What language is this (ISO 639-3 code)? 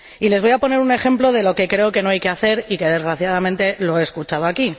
spa